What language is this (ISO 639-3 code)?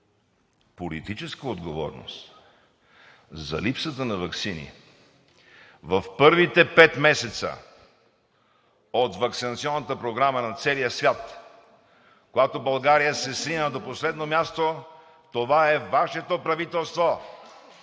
bul